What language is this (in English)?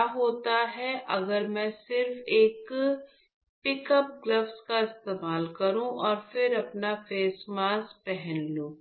Hindi